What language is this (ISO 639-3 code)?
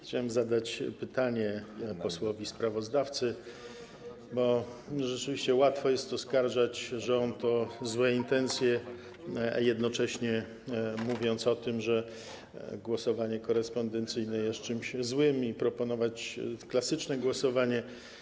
pol